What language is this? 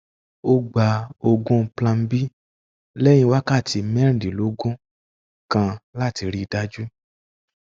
Yoruba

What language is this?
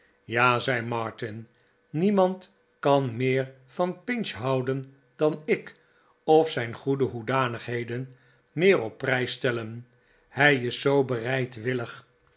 Dutch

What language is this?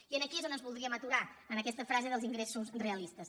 Catalan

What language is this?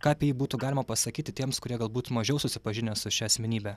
Lithuanian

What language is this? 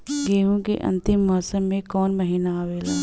Bhojpuri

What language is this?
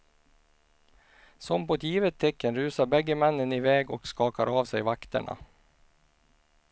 Swedish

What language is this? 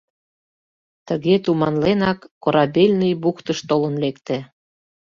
Mari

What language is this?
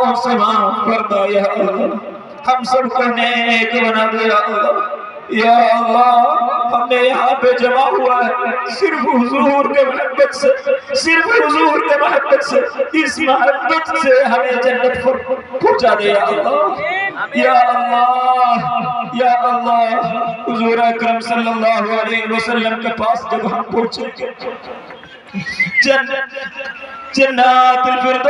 Arabic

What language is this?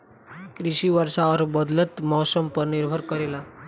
Bhojpuri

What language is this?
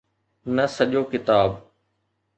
Sindhi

